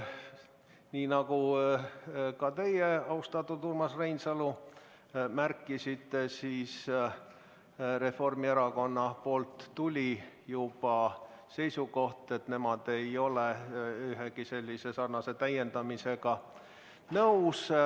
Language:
Estonian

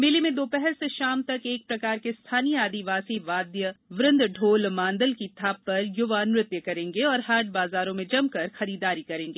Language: Hindi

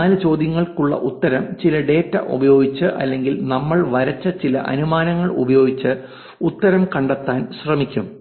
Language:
Malayalam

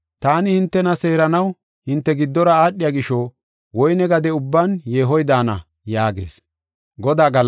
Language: Gofa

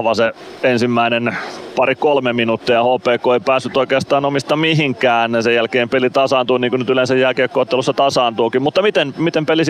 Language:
Finnish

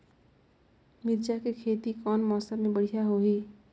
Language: Chhattisgarhi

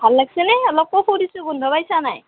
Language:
Assamese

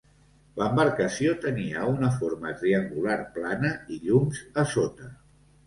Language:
Catalan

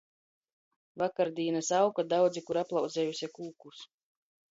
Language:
Latgalian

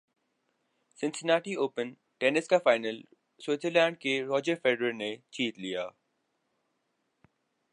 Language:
Urdu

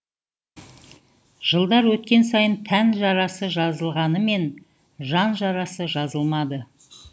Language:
Kazakh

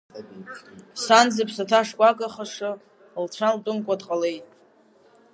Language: Abkhazian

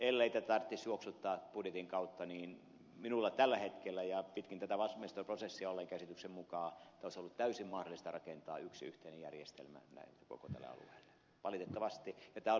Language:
Finnish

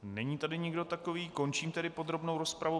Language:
Czech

